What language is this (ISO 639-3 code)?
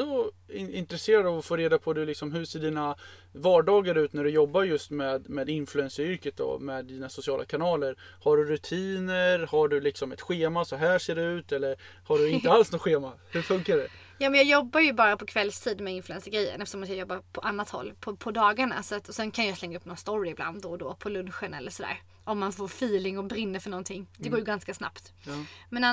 swe